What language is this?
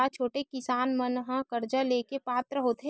Chhattisgarhi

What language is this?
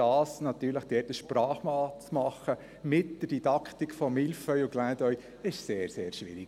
Swiss German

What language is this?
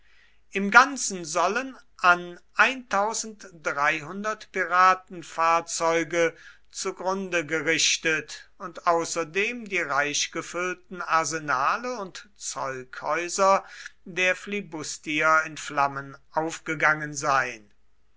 German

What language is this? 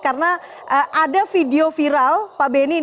Indonesian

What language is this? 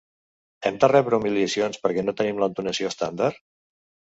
Catalan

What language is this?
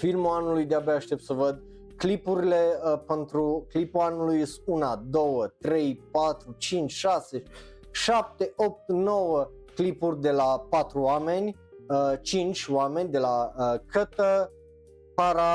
Romanian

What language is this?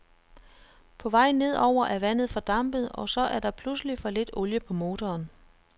Danish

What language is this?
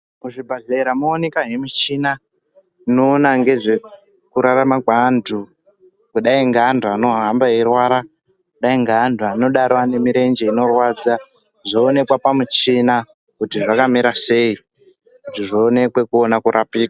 Ndau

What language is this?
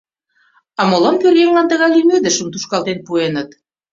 Mari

